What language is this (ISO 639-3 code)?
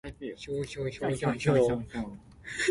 nan